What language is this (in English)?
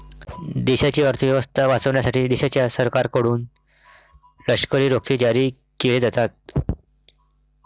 Marathi